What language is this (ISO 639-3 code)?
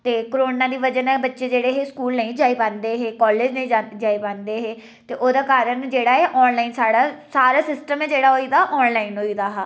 doi